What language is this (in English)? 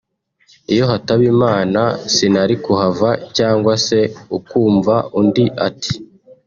Kinyarwanda